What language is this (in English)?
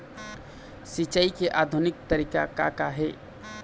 Chhattisgarhi